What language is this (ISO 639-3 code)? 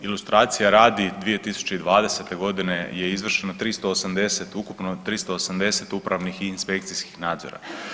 hrv